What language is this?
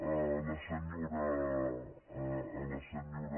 Catalan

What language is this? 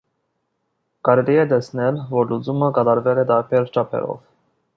Armenian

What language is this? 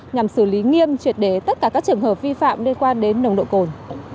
Vietnamese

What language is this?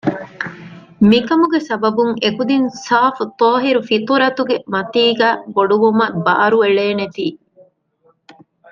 Divehi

